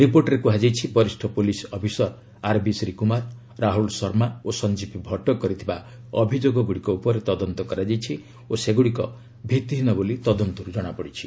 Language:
Odia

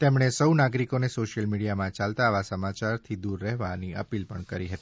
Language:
Gujarati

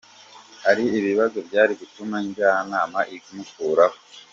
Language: Kinyarwanda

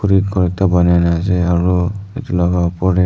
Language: Naga Pidgin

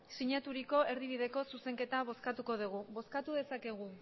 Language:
Basque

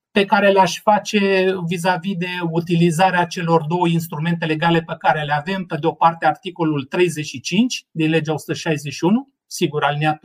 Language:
Romanian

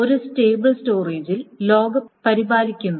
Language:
Malayalam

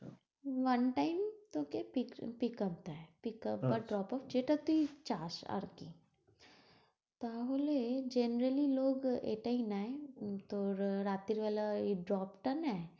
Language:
Bangla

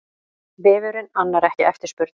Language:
Icelandic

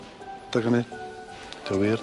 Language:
Welsh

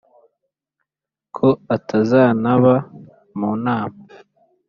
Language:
Kinyarwanda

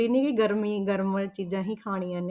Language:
Punjabi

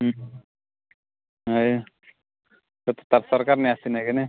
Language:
Odia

